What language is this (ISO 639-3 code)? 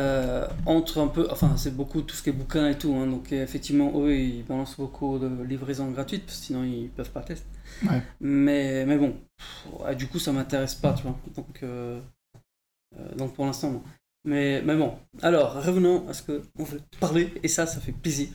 fra